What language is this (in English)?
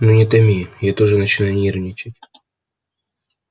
Russian